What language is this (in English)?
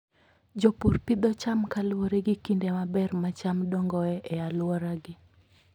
Luo (Kenya and Tanzania)